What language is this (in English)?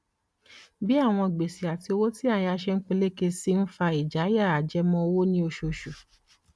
Yoruba